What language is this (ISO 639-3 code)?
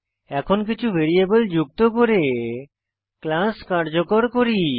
ben